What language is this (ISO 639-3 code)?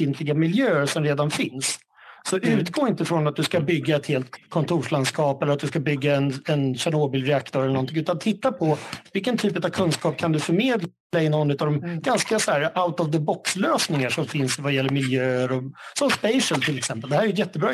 swe